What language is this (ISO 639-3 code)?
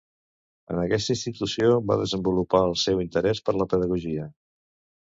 cat